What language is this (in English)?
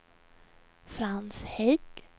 Swedish